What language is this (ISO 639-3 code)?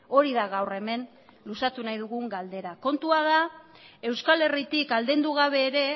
eus